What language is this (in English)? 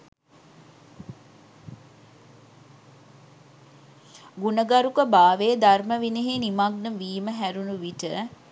Sinhala